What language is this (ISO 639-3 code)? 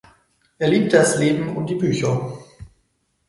deu